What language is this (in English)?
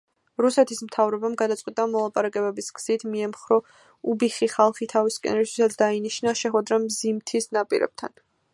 Georgian